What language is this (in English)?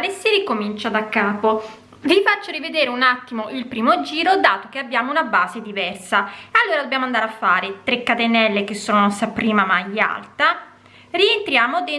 Italian